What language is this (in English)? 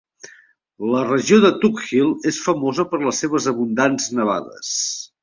Catalan